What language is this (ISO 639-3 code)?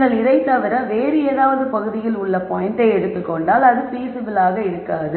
tam